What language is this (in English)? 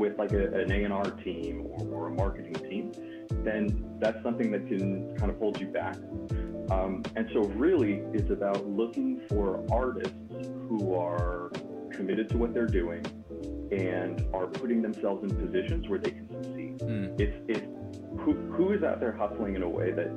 English